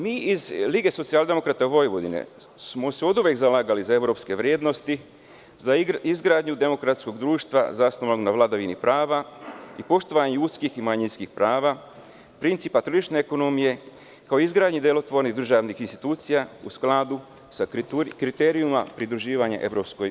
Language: Serbian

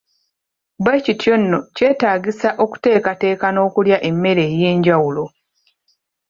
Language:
Ganda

